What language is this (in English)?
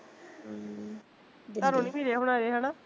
Punjabi